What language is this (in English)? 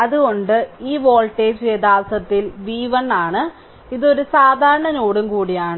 Malayalam